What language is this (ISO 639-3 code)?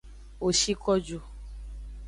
ajg